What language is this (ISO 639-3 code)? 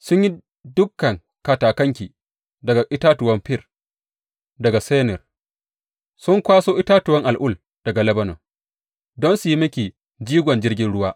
hau